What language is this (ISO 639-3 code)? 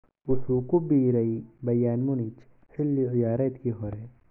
som